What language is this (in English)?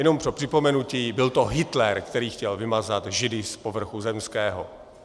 Czech